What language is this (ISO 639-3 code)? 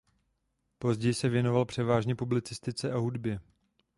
ces